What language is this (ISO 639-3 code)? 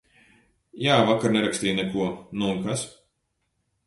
lav